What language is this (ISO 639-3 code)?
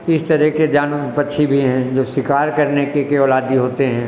hin